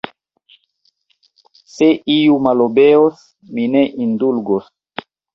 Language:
Esperanto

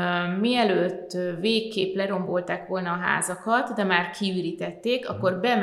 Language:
Hungarian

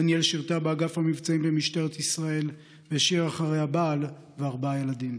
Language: Hebrew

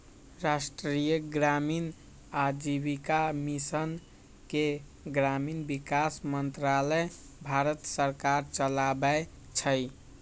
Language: Magahi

